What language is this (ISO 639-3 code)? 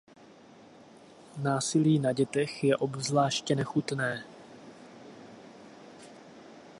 ces